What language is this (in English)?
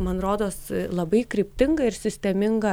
Lithuanian